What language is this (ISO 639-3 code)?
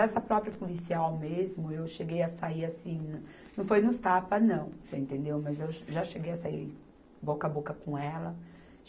por